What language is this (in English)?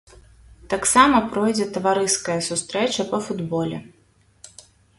Belarusian